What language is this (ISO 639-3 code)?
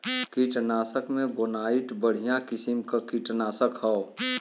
bho